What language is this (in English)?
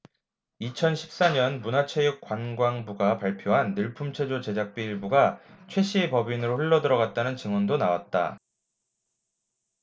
Korean